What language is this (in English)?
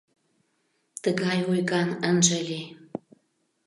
Mari